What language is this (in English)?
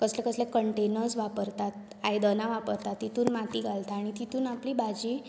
Konkani